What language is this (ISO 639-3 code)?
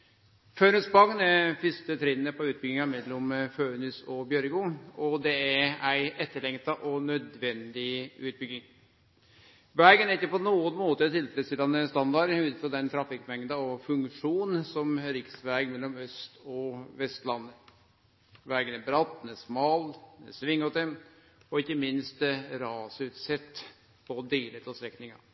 nno